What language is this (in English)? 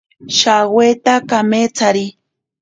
Ashéninka Perené